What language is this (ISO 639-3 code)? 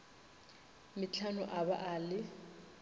nso